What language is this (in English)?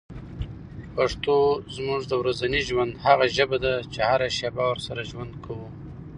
Pashto